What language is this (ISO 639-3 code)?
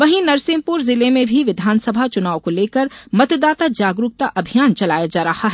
hin